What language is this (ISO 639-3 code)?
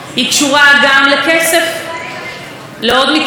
heb